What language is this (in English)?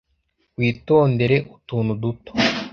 Kinyarwanda